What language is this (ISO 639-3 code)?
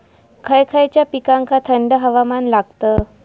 mar